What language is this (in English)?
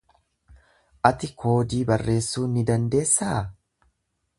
Oromo